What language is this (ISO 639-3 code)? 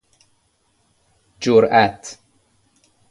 fas